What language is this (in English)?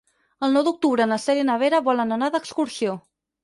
Catalan